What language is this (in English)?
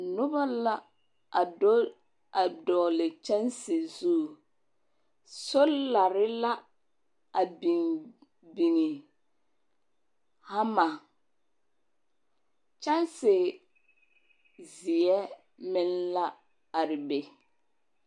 Southern Dagaare